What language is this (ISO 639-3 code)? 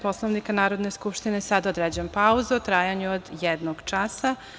srp